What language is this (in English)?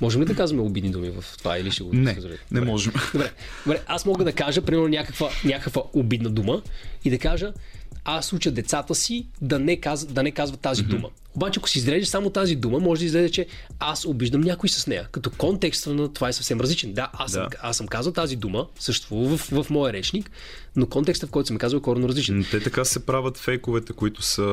Bulgarian